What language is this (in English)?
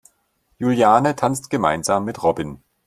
German